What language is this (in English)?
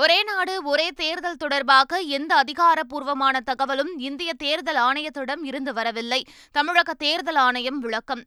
Tamil